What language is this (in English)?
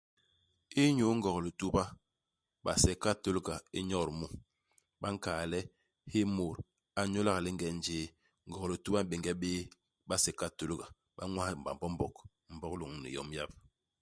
Basaa